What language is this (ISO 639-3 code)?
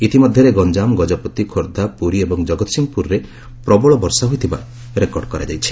ori